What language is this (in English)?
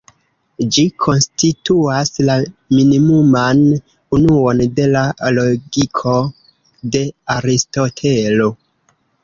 Esperanto